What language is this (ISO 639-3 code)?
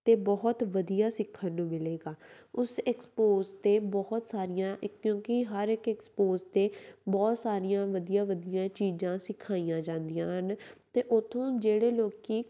pan